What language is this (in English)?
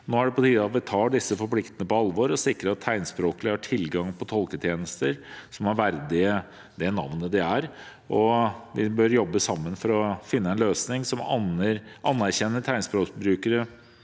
Norwegian